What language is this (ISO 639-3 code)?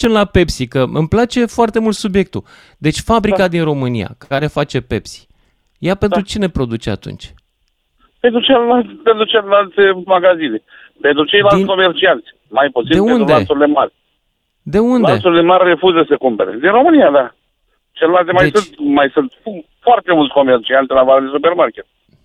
ron